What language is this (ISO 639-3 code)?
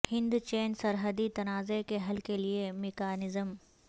urd